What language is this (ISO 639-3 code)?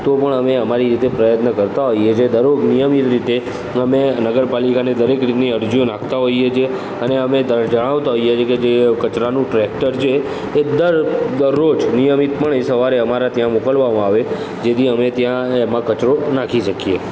guj